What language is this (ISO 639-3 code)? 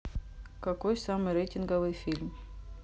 rus